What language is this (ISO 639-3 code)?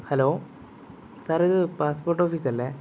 mal